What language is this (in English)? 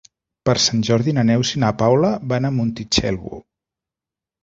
Catalan